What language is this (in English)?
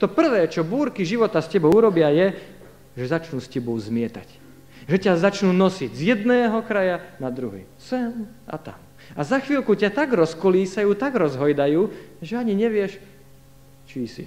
Slovak